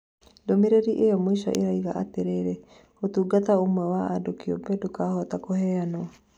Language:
Kikuyu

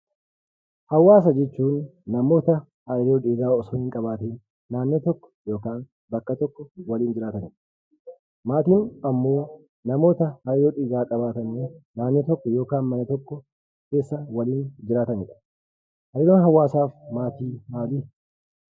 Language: Oromo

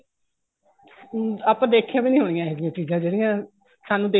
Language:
Punjabi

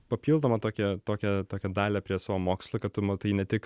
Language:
Lithuanian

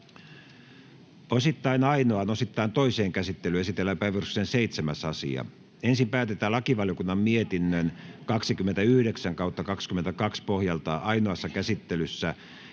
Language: Finnish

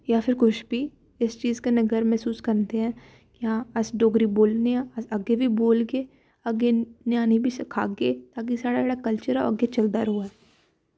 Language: Dogri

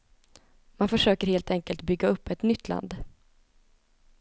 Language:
Swedish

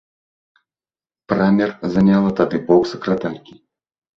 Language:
Belarusian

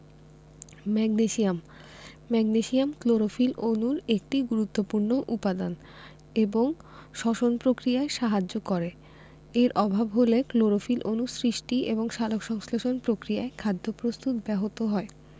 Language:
Bangla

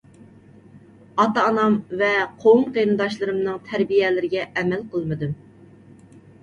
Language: Uyghur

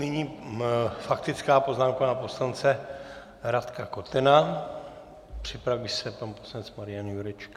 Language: Czech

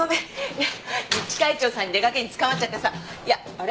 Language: Japanese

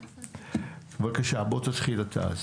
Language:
Hebrew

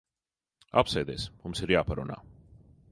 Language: Latvian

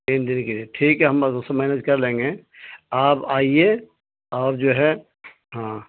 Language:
Urdu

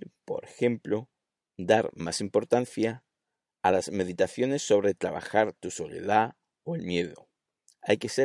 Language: Spanish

